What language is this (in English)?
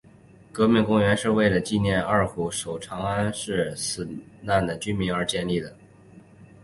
Chinese